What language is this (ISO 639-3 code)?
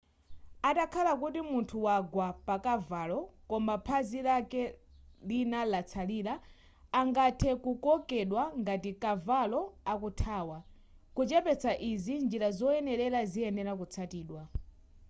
nya